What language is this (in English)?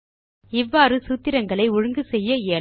Tamil